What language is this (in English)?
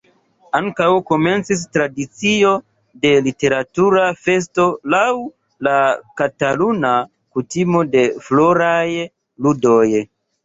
Esperanto